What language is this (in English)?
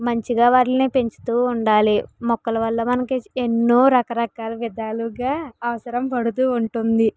Telugu